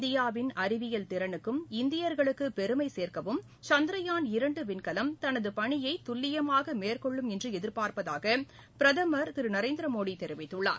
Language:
Tamil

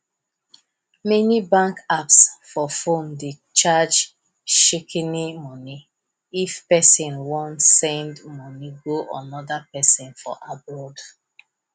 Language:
Nigerian Pidgin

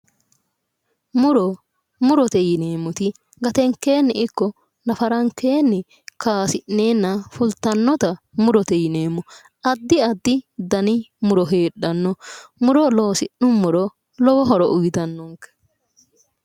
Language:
Sidamo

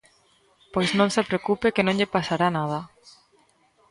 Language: Galician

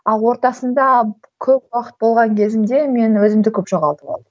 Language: Kazakh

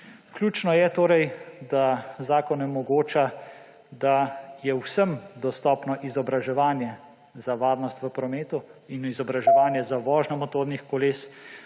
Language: Slovenian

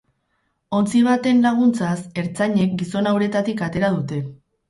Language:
Basque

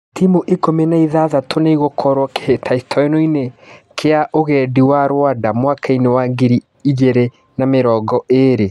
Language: Kikuyu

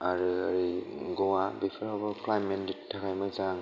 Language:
Bodo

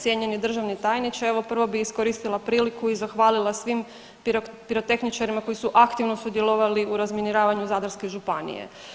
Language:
Croatian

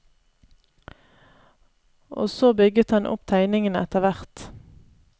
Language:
Norwegian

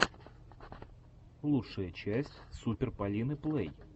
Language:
Russian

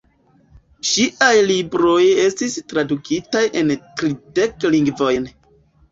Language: Esperanto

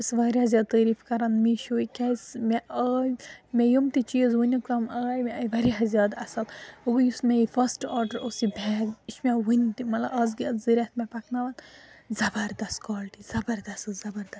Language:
Kashmiri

